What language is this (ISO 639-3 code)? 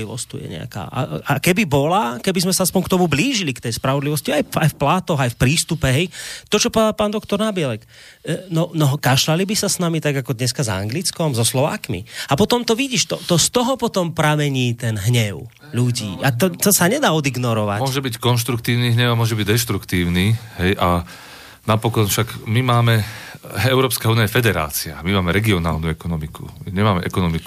slk